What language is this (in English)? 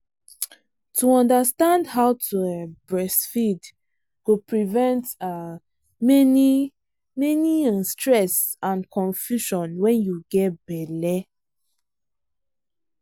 Nigerian Pidgin